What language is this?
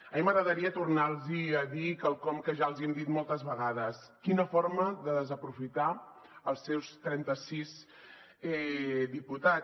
Catalan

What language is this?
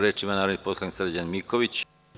Serbian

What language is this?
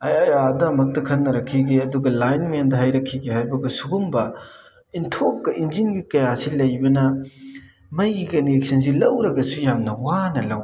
Manipuri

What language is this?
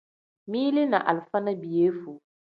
Tem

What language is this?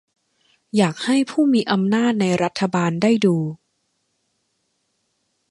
Thai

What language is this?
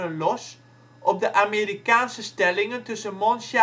Dutch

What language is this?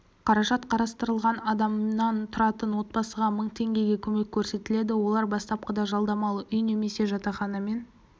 Kazakh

